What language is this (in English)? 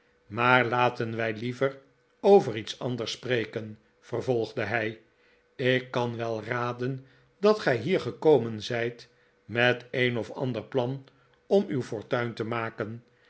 Dutch